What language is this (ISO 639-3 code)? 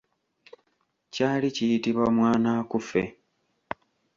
lug